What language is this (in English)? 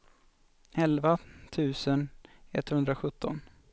Swedish